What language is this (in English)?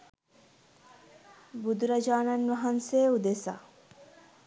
Sinhala